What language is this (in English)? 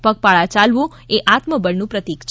Gujarati